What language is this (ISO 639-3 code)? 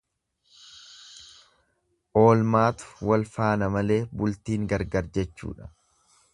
orm